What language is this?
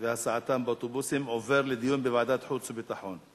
Hebrew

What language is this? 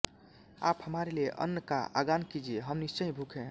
Hindi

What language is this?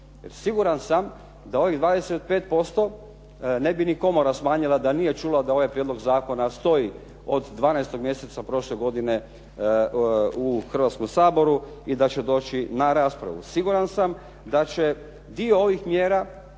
Croatian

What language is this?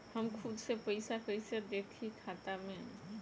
Bhojpuri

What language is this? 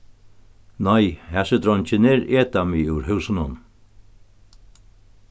Faroese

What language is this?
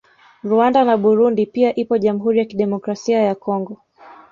Swahili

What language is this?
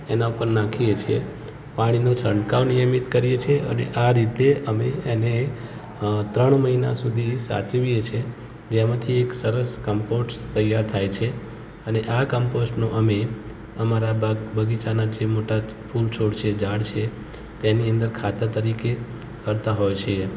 Gujarati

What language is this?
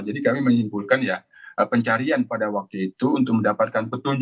Indonesian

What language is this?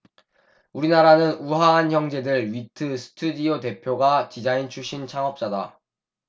Korean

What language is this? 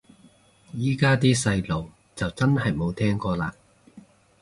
Cantonese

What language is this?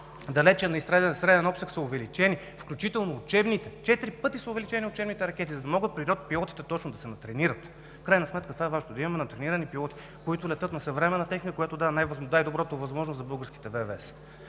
Bulgarian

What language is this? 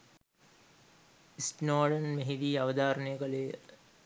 Sinhala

